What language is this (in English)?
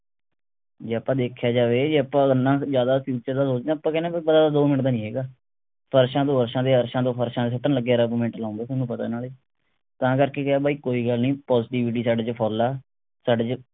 Punjabi